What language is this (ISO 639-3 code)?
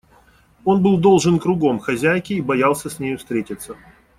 rus